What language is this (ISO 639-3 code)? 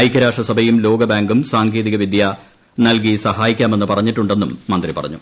mal